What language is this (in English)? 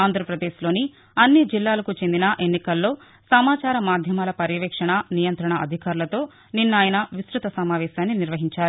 Telugu